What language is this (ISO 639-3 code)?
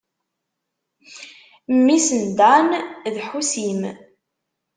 kab